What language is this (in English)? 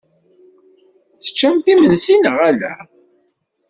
Kabyle